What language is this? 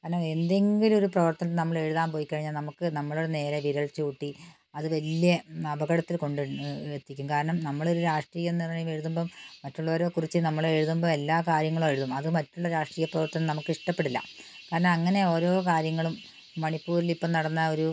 Malayalam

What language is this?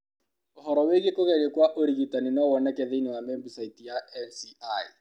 Kikuyu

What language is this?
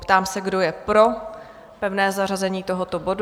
Czech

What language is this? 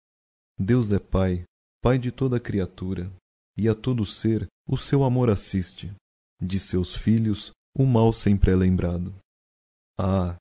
Portuguese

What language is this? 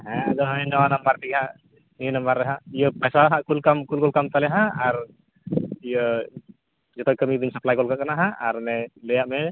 Santali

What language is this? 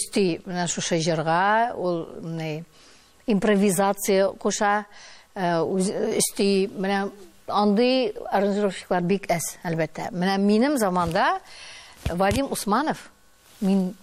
Dutch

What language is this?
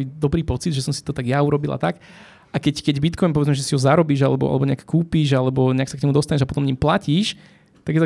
Slovak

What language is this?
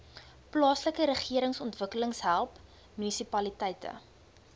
Afrikaans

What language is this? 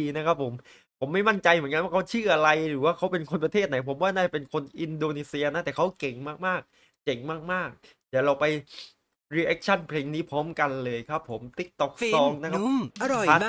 Thai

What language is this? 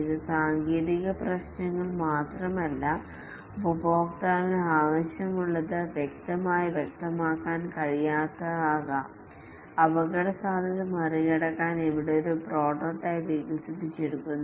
Malayalam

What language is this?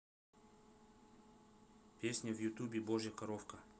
Russian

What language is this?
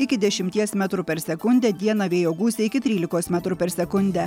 Lithuanian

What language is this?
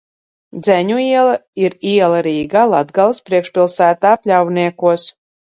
Latvian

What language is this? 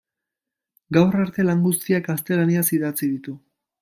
Basque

